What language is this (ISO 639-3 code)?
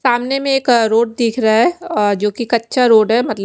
hin